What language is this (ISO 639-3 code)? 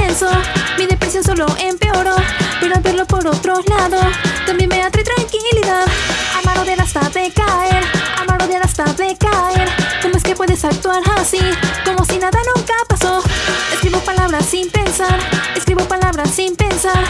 spa